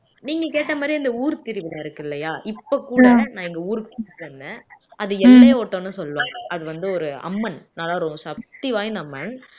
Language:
Tamil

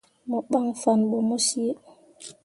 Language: Mundang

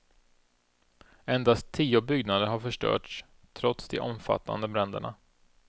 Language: Swedish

